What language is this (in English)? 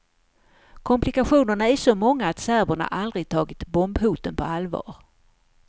Swedish